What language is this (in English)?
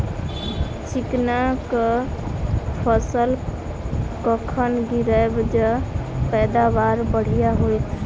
Maithili